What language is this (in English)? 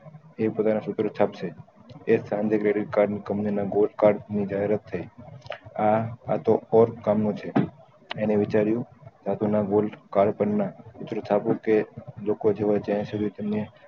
Gujarati